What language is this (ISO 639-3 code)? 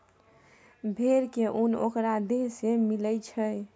mai